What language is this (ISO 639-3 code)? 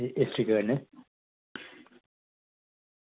doi